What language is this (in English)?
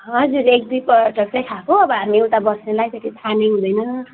Nepali